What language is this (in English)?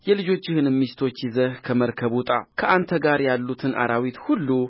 Amharic